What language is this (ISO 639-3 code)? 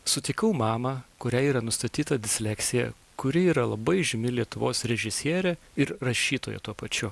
lit